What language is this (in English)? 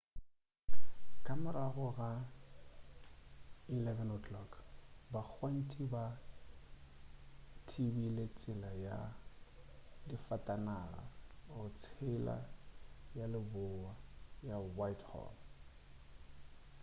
Northern Sotho